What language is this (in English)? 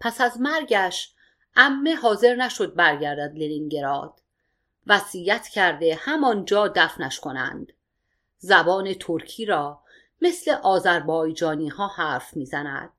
Persian